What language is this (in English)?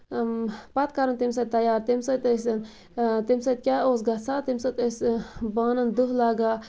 Kashmiri